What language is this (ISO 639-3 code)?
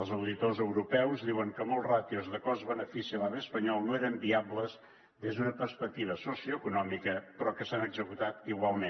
cat